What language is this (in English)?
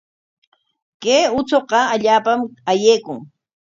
Corongo Ancash Quechua